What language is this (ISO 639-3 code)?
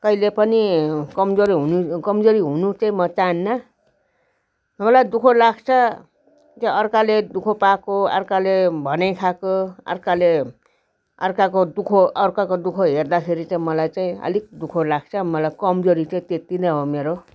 nep